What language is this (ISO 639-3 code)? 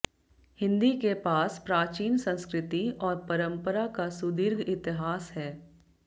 hin